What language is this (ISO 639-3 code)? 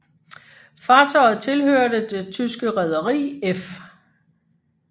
dan